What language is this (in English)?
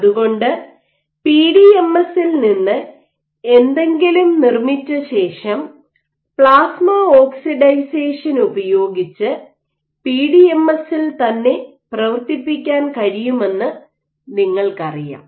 Malayalam